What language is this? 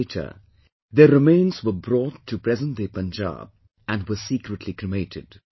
English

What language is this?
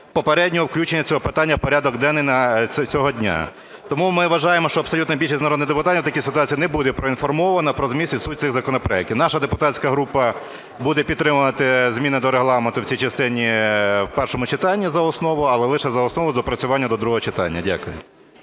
Ukrainian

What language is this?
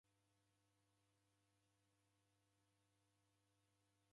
Taita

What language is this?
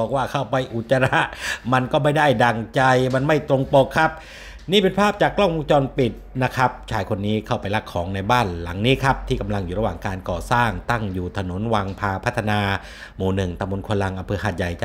Thai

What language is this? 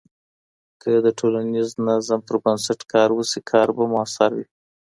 Pashto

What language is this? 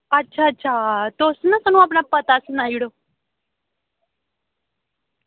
Dogri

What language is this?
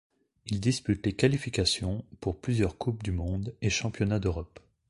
French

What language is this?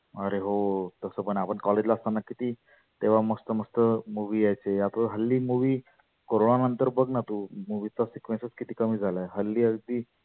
Marathi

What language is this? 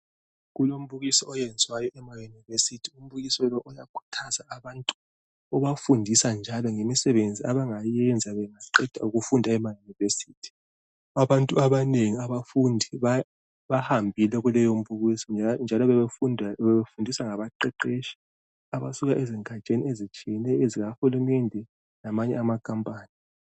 North Ndebele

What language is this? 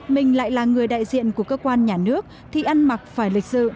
Vietnamese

